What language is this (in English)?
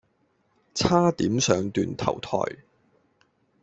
Cantonese